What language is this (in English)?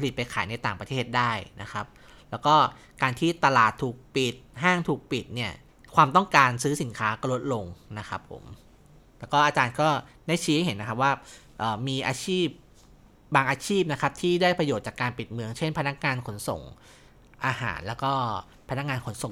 Thai